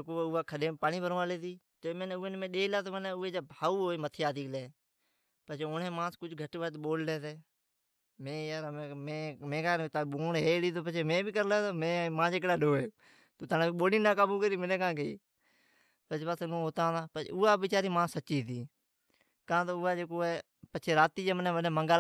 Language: Od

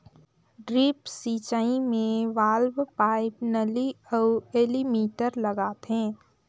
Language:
Chhattisgarhi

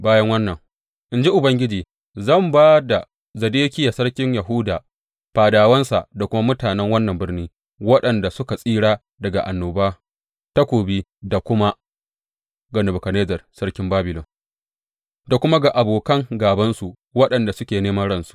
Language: Hausa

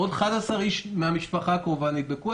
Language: Hebrew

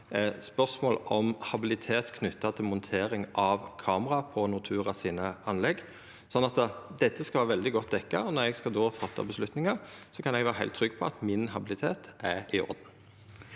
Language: Norwegian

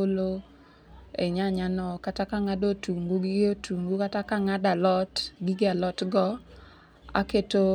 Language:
Luo (Kenya and Tanzania)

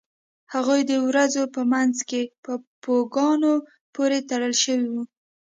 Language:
Pashto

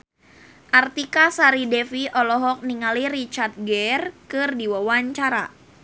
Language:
Sundanese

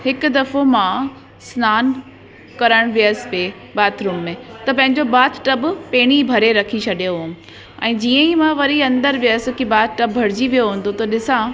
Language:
Sindhi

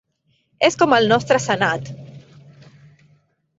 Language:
Catalan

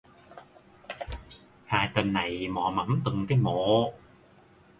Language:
Vietnamese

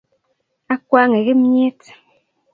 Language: Kalenjin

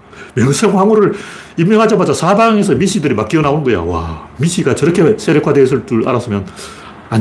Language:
Korean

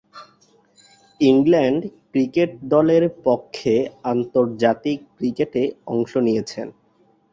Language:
Bangla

